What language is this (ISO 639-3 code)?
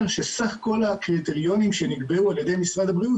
heb